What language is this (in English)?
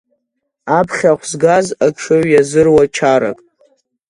Abkhazian